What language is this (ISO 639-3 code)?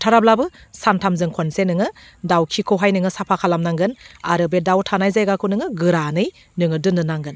brx